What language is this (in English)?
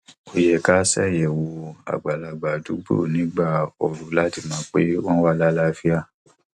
Yoruba